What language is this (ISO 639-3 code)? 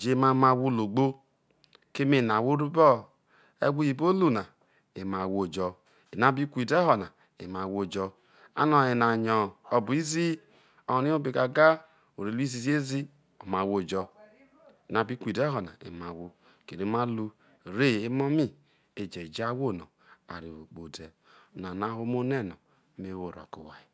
iso